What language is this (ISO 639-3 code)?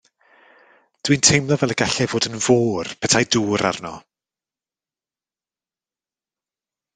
cym